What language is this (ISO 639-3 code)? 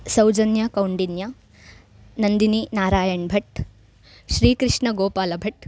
san